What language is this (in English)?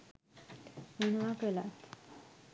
Sinhala